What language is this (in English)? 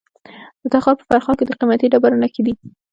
Pashto